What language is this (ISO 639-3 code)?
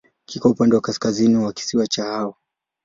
swa